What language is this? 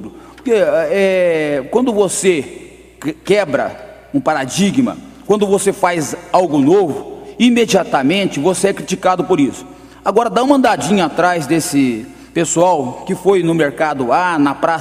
Portuguese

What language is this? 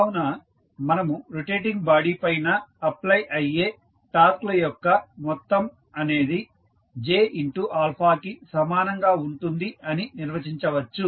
Telugu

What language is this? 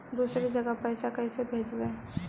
Magahi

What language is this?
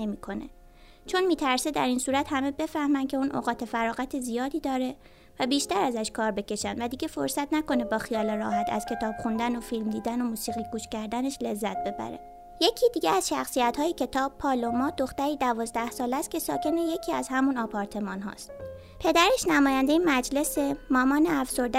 Persian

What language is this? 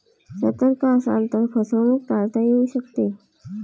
Marathi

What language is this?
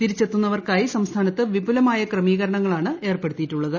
Malayalam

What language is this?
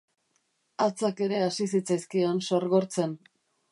Basque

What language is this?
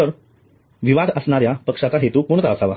Marathi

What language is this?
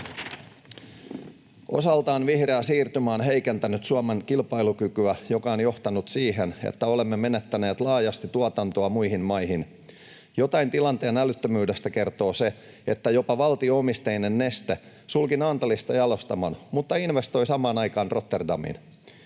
Finnish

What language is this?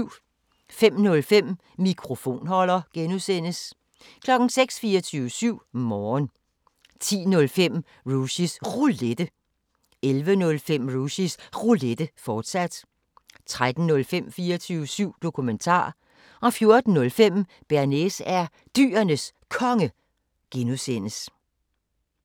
Danish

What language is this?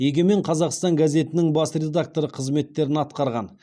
Kazakh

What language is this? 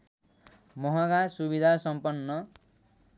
Nepali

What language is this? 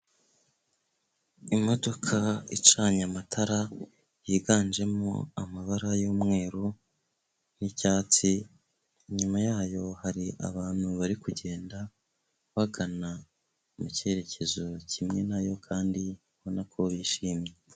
Kinyarwanda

